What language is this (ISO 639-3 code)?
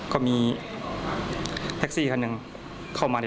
tha